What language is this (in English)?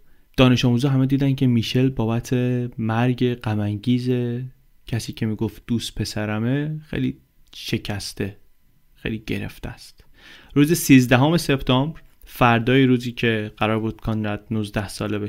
Persian